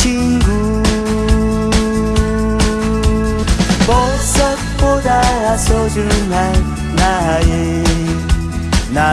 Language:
Vietnamese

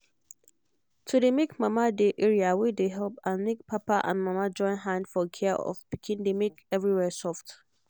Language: Nigerian Pidgin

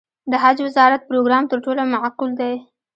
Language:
Pashto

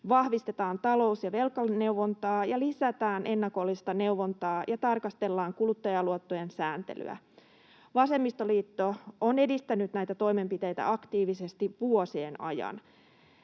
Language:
Finnish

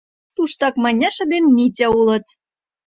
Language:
Mari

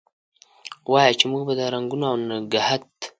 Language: Pashto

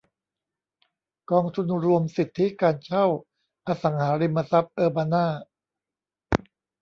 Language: Thai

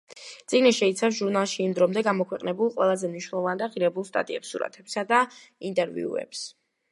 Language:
Georgian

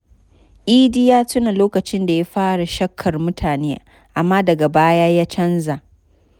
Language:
Hausa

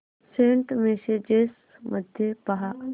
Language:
Marathi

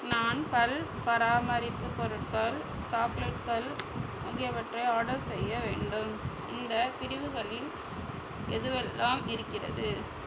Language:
Tamil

